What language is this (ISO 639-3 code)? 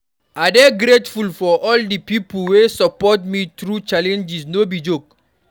pcm